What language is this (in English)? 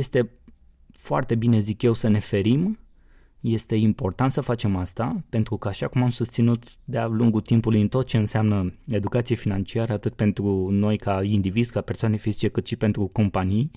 Romanian